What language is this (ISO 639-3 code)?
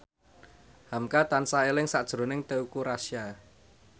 jav